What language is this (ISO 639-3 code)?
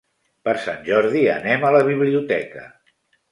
cat